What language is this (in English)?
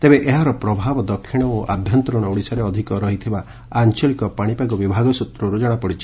Odia